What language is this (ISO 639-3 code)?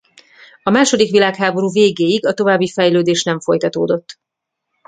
hun